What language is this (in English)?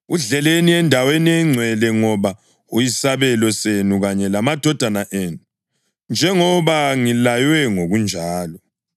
North Ndebele